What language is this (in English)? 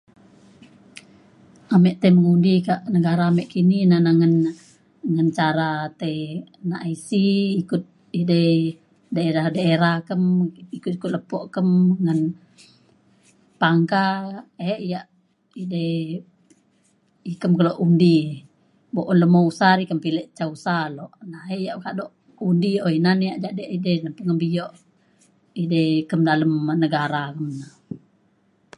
Mainstream Kenyah